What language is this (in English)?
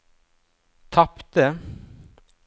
Norwegian